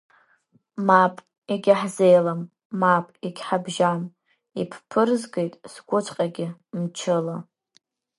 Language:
Abkhazian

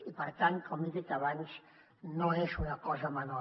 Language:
Catalan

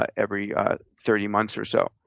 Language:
English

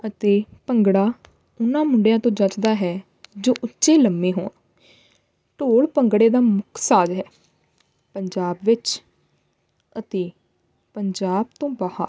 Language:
Punjabi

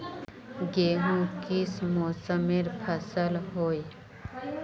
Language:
Magahi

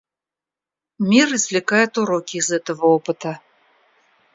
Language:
Russian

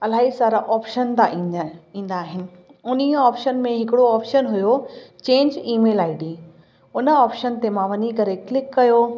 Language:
Sindhi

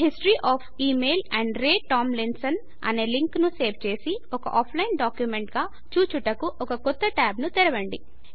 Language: Telugu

